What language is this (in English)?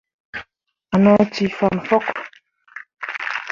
Mundang